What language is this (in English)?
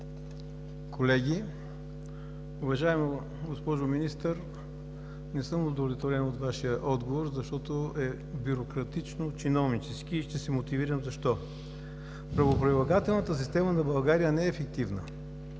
Bulgarian